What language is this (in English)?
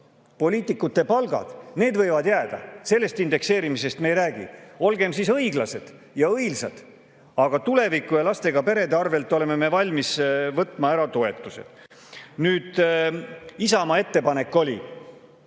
Estonian